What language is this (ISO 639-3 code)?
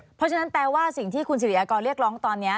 tha